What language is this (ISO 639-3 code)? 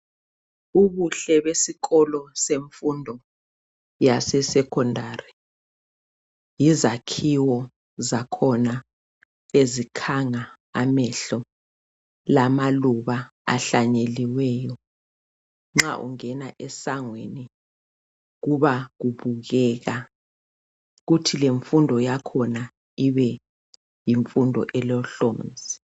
nde